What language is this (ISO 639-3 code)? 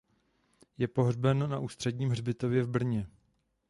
ces